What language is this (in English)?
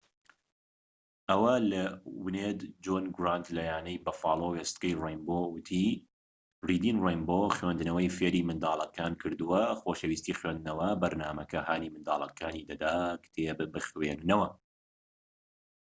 Central Kurdish